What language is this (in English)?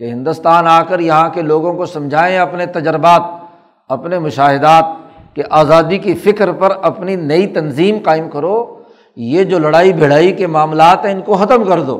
Urdu